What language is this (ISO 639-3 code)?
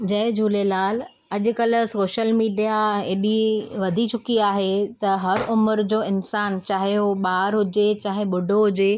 snd